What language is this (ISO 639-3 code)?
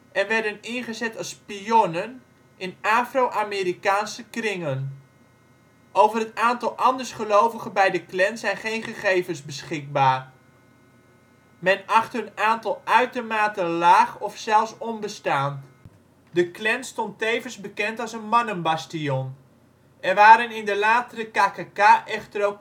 nld